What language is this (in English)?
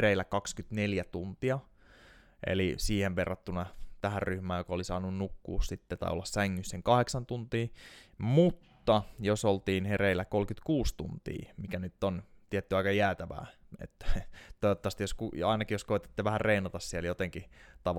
Finnish